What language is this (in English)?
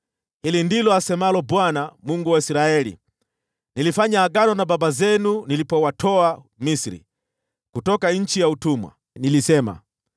Swahili